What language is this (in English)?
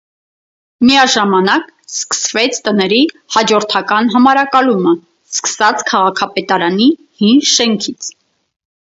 Armenian